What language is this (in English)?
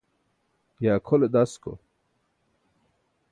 Burushaski